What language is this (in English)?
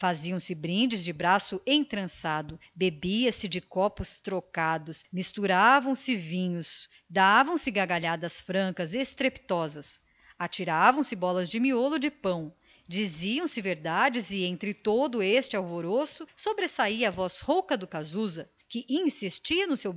Portuguese